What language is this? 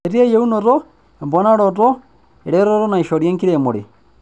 Masai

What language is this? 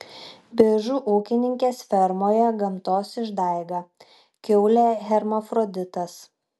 Lithuanian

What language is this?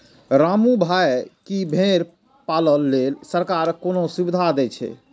Maithili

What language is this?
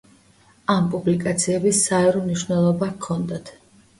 Georgian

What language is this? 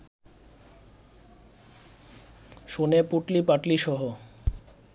Bangla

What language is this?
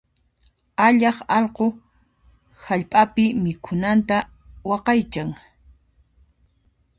Puno Quechua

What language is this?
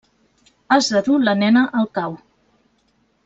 Catalan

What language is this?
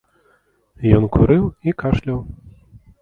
Belarusian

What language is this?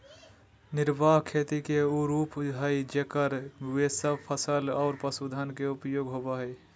Magahi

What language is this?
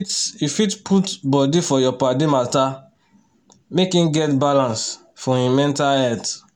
Nigerian Pidgin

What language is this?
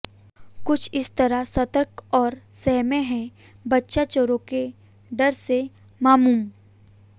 Hindi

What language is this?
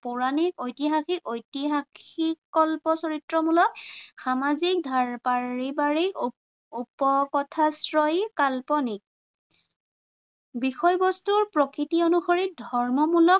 Assamese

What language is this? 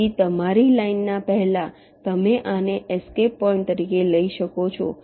Gujarati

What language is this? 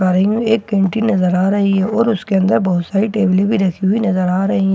Hindi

